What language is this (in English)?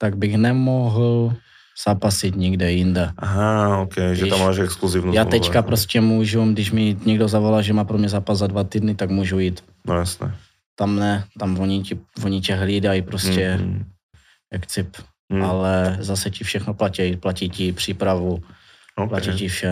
Czech